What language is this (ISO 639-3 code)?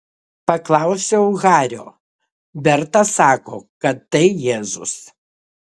lit